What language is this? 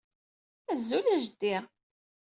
Kabyle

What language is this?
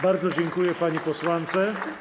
Polish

